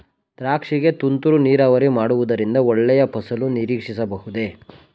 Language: Kannada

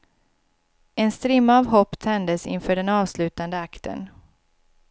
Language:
Swedish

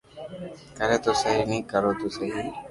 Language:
Loarki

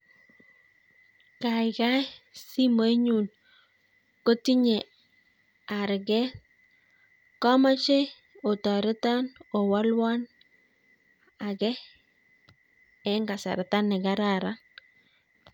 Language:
Kalenjin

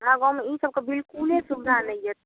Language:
Maithili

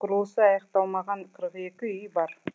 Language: Kazakh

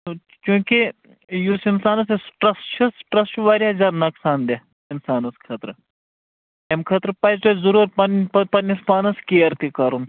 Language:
Kashmiri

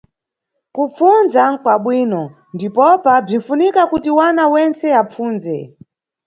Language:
Nyungwe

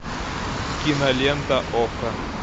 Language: Russian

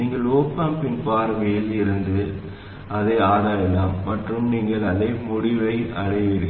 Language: Tamil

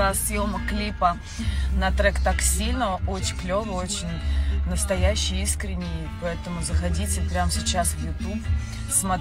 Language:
Russian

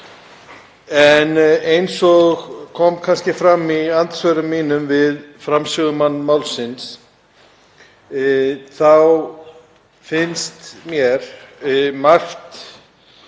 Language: Icelandic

